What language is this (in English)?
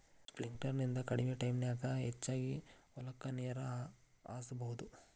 Kannada